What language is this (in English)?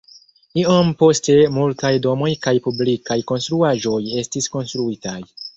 Esperanto